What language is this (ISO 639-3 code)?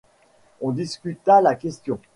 fra